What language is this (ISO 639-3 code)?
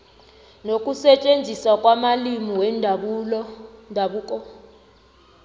nbl